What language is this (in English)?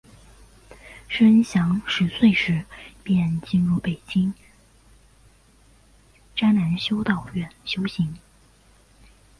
Chinese